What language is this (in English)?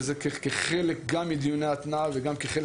Hebrew